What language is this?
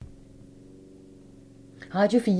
Danish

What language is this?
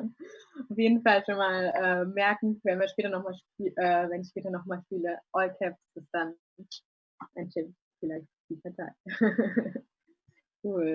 German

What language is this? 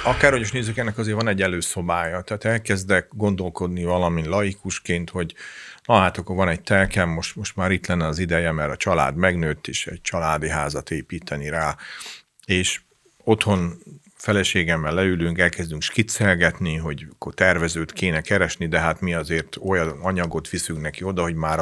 Hungarian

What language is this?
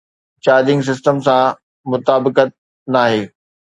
Sindhi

